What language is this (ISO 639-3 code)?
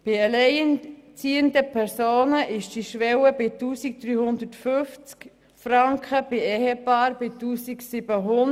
gsw